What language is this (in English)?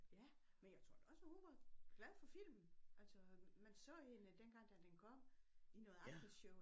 Danish